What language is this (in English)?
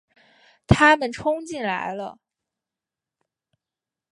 Chinese